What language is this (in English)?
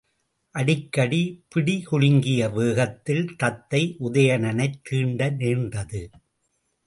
Tamil